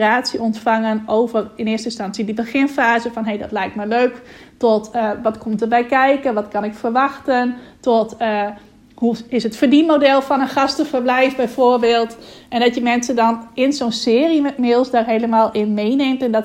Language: Dutch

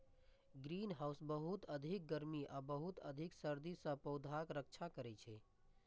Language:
Maithili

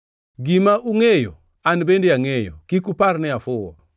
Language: Luo (Kenya and Tanzania)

